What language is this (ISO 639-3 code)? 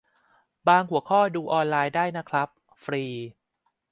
tha